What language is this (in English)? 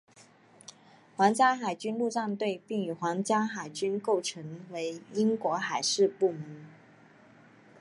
Chinese